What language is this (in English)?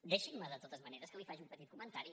Catalan